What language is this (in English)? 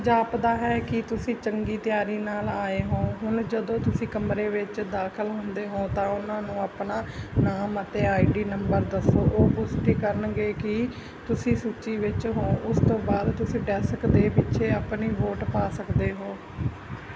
Punjabi